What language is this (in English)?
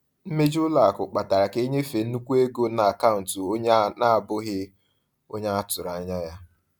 Igbo